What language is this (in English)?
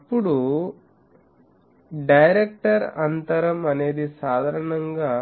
Telugu